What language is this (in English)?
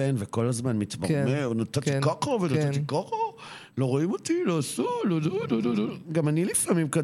Hebrew